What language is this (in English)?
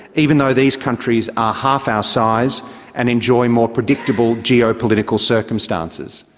English